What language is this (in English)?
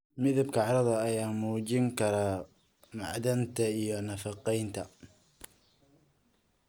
Somali